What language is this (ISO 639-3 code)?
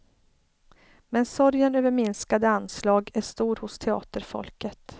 swe